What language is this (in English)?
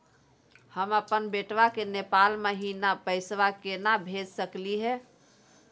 Magahi